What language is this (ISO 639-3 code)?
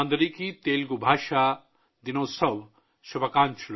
urd